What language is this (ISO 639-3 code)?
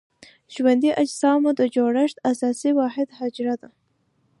pus